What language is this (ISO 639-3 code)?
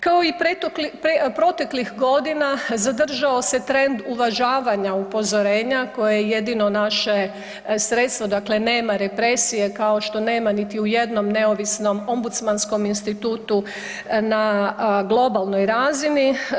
hrv